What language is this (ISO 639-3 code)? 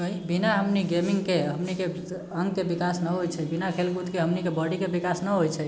mai